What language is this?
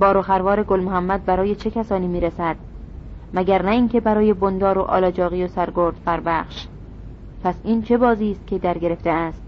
Persian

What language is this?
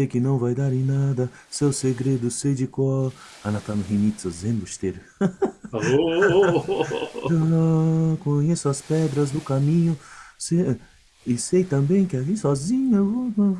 Japanese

